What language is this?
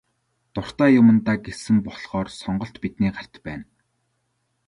Mongolian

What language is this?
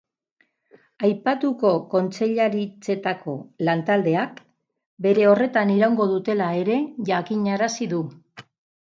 Basque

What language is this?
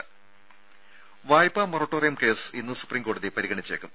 Malayalam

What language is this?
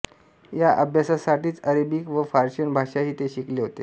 Marathi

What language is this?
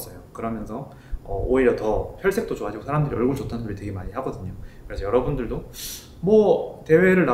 Korean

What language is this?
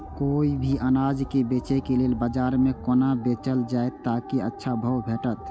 Maithili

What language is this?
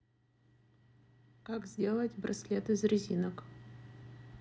Russian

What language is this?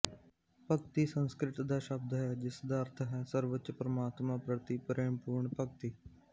Punjabi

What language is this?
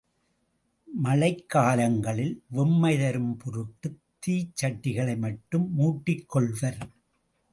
Tamil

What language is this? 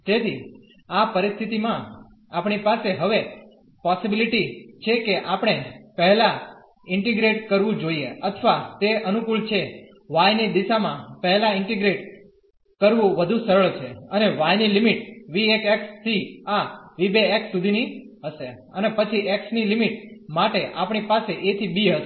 Gujarati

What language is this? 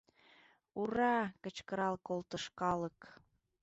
Mari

